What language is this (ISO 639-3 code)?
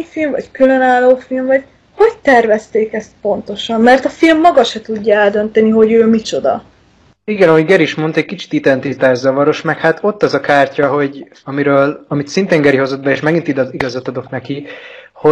hun